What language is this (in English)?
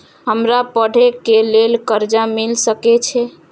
Maithili